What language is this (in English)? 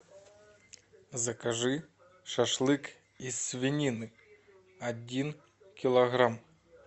Russian